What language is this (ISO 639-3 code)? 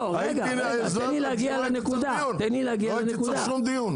heb